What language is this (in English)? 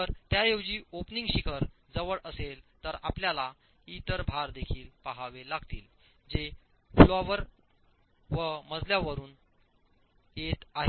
Marathi